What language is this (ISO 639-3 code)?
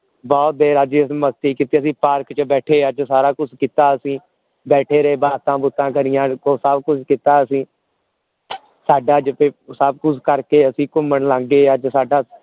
pan